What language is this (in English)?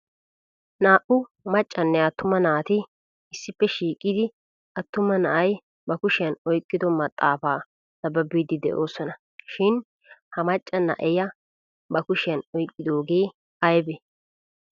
Wolaytta